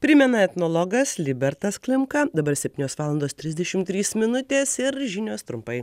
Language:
Lithuanian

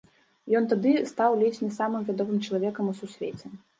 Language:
Belarusian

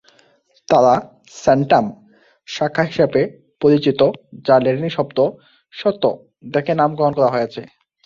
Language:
Bangla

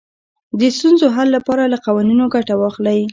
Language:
Pashto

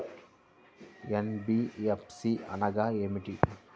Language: Telugu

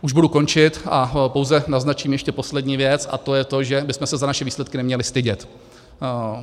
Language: Czech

